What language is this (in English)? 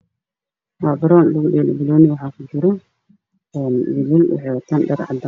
Somali